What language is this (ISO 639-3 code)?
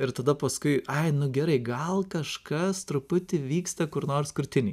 lit